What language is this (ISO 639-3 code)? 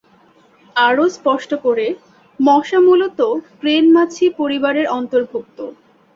ben